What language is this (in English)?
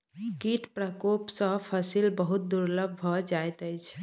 Maithili